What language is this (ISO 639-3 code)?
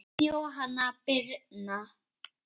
isl